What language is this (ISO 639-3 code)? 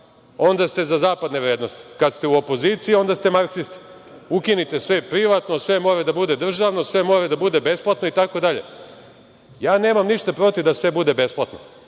srp